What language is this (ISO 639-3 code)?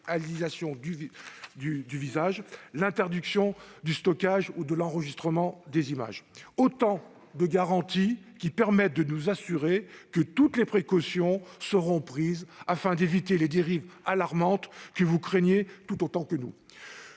fra